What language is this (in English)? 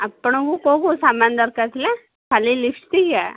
Odia